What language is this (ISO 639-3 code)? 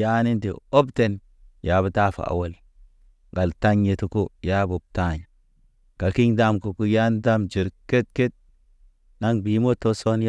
mne